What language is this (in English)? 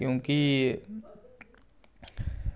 Dogri